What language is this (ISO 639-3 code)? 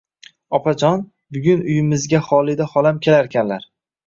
uzb